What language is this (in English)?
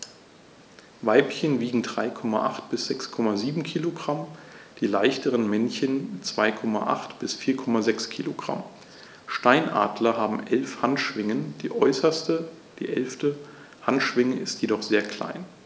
German